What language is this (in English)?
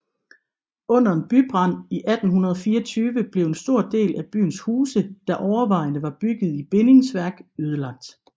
Danish